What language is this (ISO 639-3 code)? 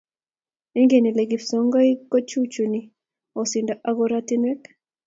kln